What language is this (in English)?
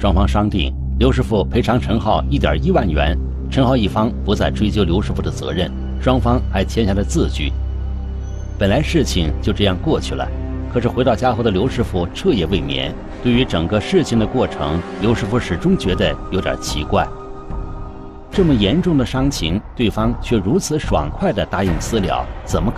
Chinese